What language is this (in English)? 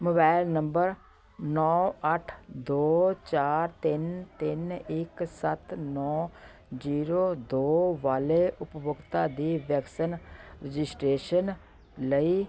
Punjabi